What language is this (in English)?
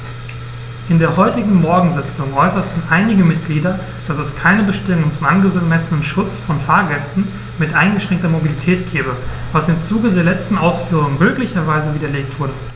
German